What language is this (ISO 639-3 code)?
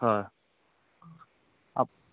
asm